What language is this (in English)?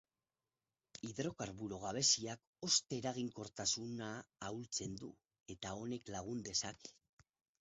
Basque